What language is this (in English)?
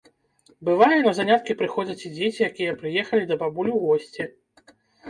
Belarusian